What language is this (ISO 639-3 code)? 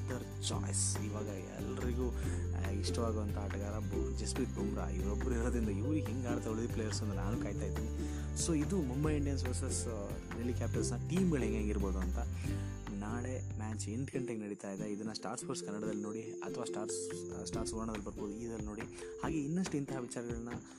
kan